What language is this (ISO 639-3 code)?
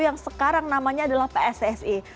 ind